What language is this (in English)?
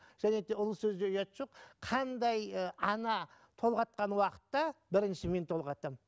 Kazakh